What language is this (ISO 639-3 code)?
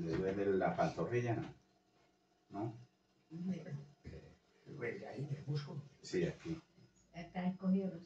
spa